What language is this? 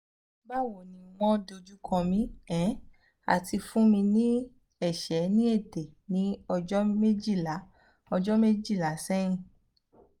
Yoruba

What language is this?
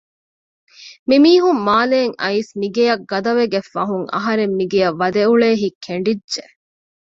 Divehi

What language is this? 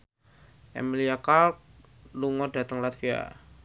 Javanese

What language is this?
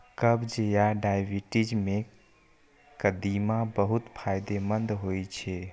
Maithili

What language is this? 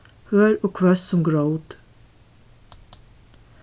Faroese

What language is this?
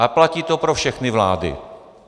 Czech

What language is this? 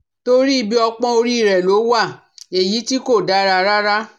Yoruba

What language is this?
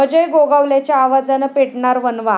Marathi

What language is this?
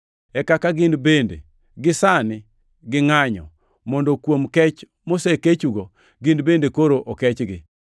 Luo (Kenya and Tanzania)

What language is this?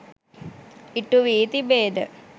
Sinhala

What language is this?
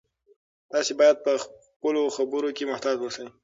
Pashto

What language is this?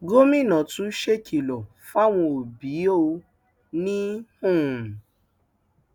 Yoruba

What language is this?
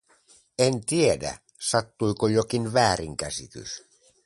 Finnish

